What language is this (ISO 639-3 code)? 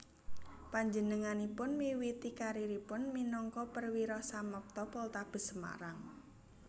jav